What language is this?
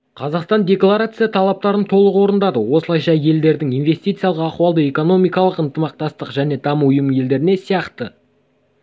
Kazakh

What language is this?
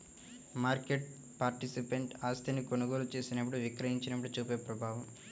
Telugu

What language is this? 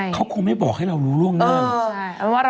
Thai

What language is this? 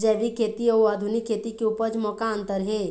Chhattisgarhi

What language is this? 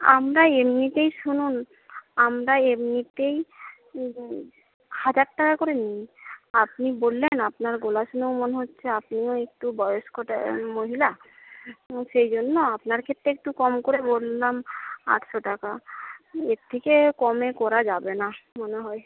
Bangla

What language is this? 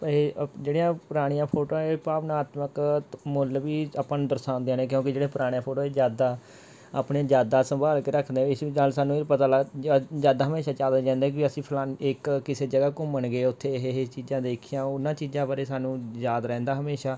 Punjabi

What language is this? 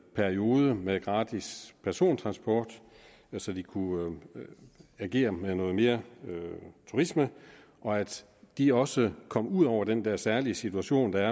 Danish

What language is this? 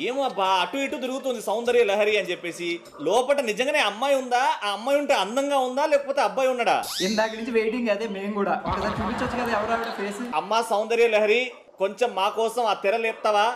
Telugu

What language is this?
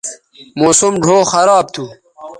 Bateri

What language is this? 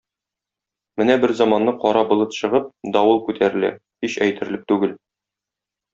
Tatar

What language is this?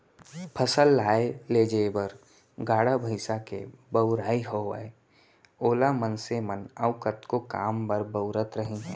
Chhattisgarhi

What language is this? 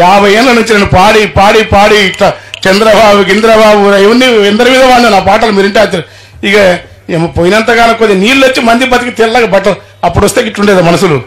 Telugu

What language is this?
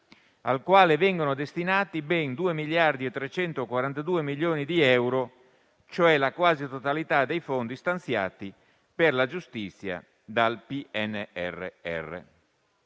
Italian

